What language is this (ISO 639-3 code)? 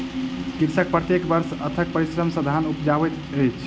mai